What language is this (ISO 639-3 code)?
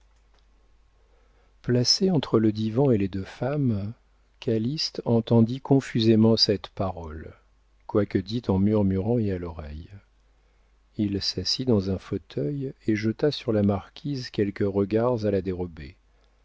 fra